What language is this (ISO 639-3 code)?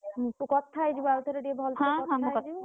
ori